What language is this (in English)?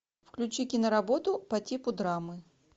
Russian